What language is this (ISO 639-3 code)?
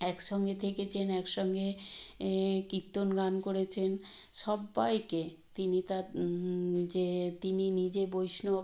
ben